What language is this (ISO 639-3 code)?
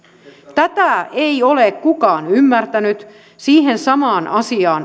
fin